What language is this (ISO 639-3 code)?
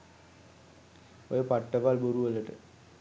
sin